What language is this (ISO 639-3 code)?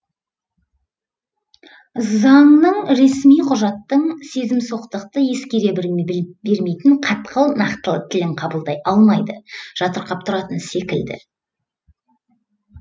kaz